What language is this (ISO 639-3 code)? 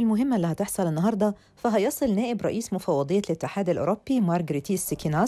ara